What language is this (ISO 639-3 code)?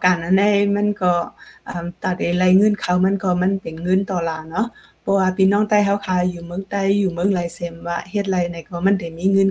tha